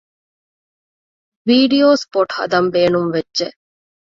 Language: Divehi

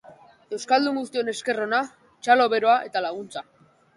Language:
Basque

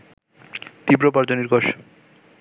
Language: Bangla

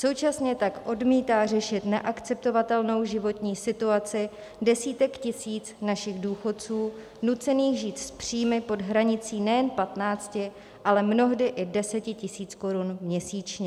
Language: Czech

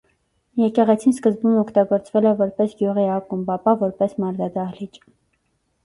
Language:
Armenian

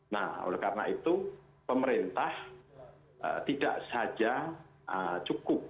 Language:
Indonesian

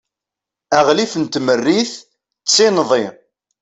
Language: Kabyle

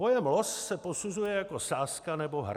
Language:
Czech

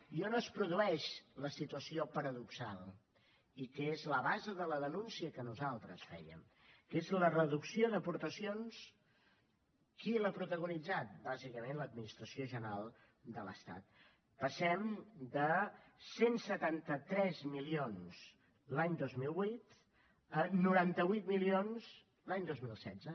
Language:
Catalan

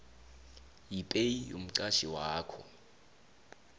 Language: South Ndebele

